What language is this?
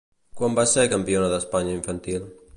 Catalan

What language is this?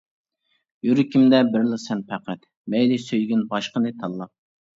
Uyghur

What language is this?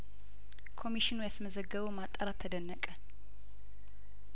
Amharic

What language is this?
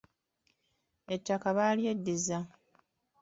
Ganda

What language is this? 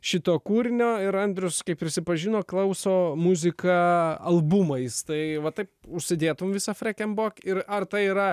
Lithuanian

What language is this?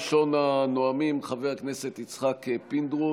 Hebrew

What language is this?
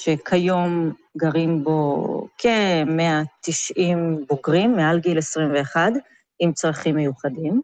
Hebrew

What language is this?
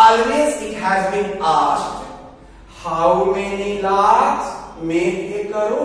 English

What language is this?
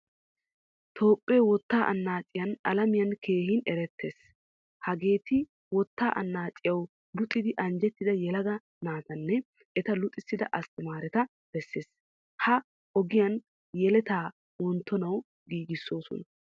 Wolaytta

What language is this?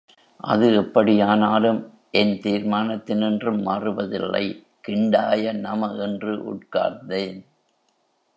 Tamil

